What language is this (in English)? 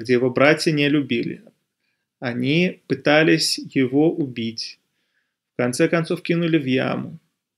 Russian